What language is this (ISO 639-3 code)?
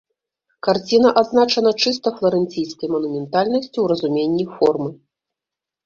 bel